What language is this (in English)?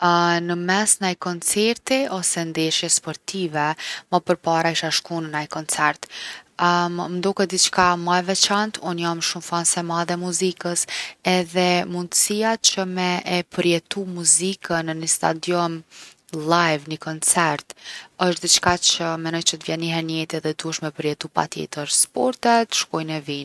Gheg Albanian